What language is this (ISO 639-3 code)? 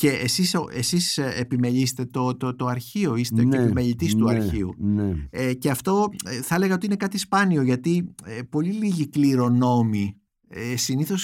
ell